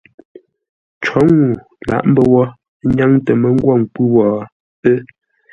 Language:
Ngombale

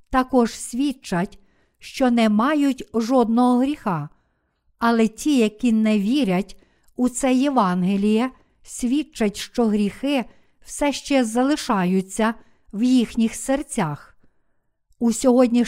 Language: Ukrainian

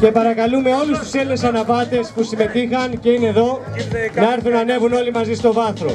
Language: Greek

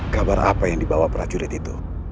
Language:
Indonesian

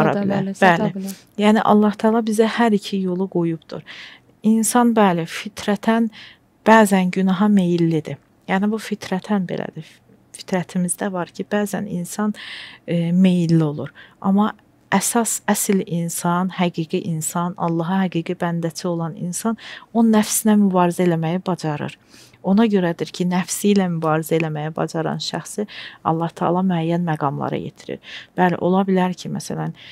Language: Turkish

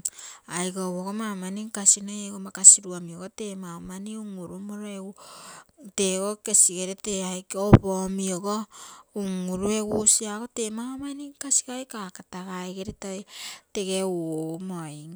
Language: Terei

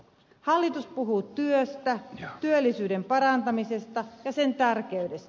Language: Finnish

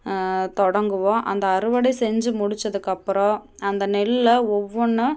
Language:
Tamil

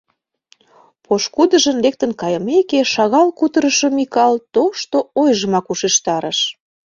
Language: Mari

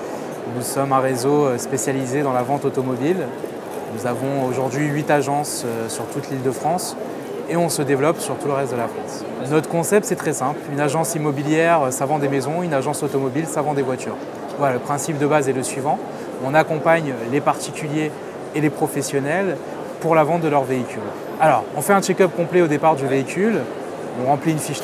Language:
French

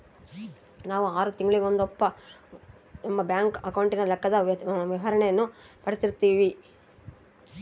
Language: Kannada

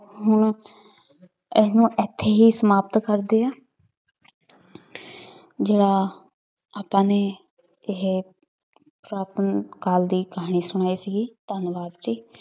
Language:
Punjabi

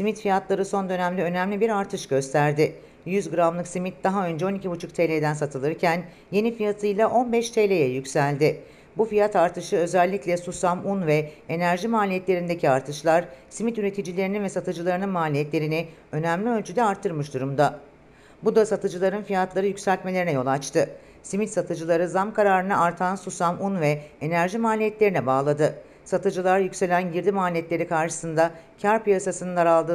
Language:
Turkish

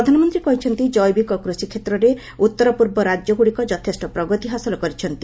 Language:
Odia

